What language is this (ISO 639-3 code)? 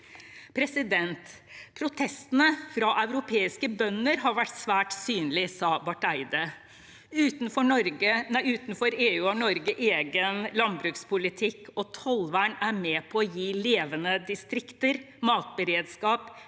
nor